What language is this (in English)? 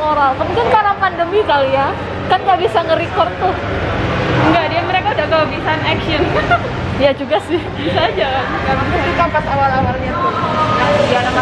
Indonesian